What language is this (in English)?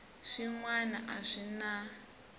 Tsonga